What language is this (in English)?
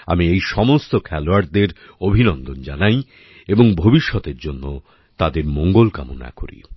Bangla